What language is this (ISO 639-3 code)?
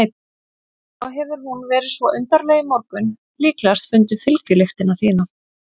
isl